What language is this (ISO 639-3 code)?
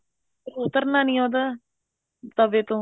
pan